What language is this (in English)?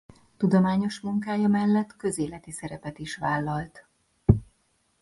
Hungarian